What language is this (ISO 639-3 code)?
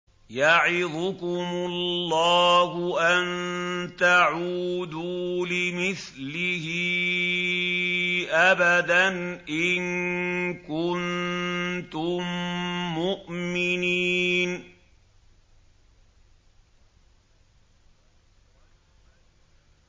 ara